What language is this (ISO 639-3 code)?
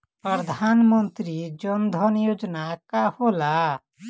bho